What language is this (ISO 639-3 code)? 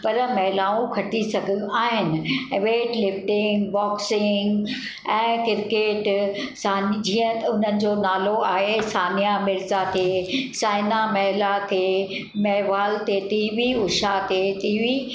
snd